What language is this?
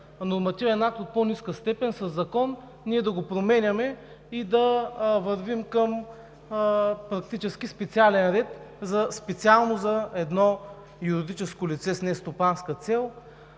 Bulgarian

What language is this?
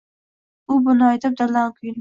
Uzbek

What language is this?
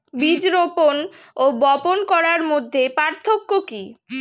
Bangla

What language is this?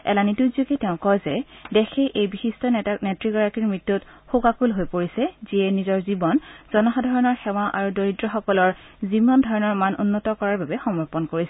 Assamese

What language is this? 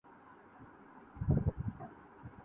Urdu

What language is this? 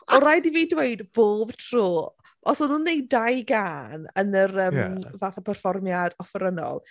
Welsh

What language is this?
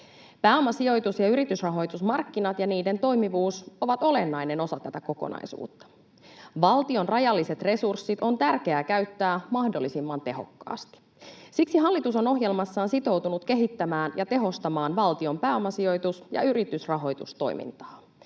Finnish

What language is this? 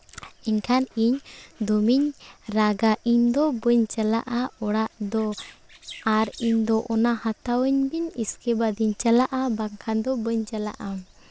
Santali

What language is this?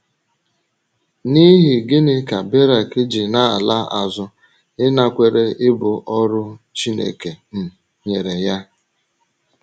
Igbo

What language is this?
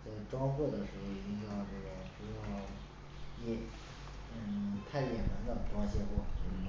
Chinese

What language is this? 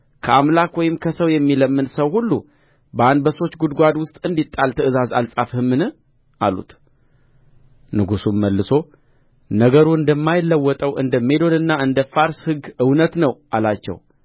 Amharic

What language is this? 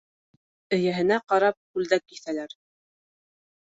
Bashkir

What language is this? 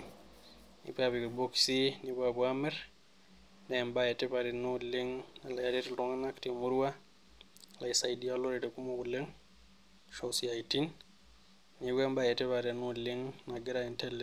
Masai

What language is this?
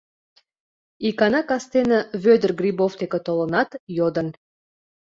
Mari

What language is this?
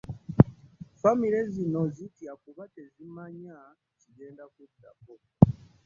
Ganda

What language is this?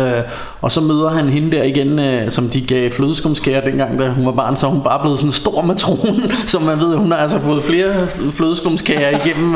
Danish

